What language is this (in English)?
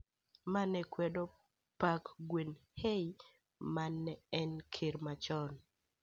Luo (Kenya and Tanzania)